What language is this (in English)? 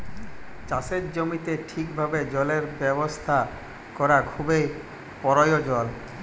Bangla